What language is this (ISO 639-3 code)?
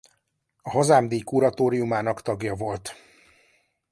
hun